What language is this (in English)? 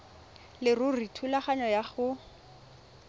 Tswana